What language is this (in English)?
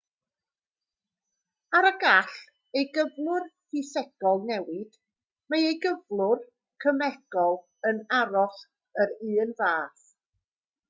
Welsh